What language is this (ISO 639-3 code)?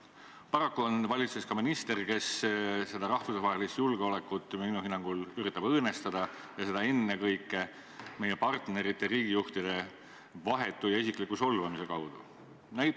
est